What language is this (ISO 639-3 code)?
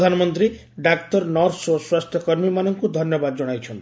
ori